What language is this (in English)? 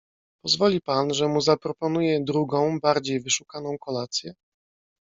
Polish